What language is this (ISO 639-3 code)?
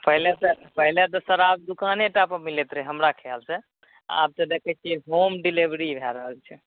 mai